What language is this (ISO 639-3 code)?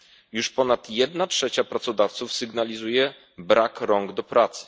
pol